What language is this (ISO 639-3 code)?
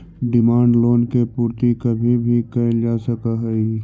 mag